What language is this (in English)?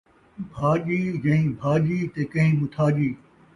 Saraiki